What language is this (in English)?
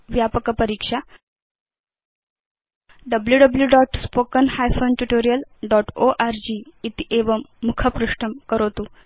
Sanskrit